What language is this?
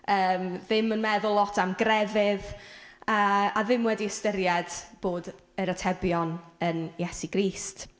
Welsh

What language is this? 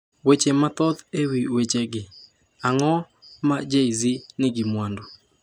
Luo (Kenya and Tanzania)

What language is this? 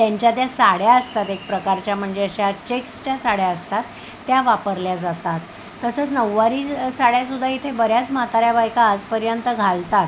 Marathi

